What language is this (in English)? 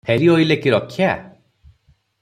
Odia